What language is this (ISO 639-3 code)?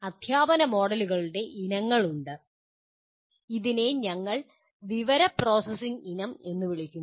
mal